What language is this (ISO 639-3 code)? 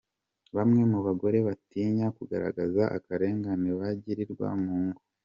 kin